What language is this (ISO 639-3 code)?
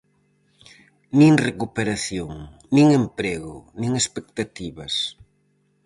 glg